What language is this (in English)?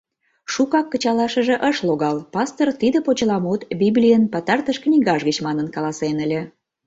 Mari